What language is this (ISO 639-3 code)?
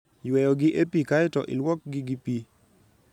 luo